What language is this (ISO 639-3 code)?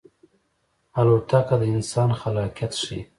pus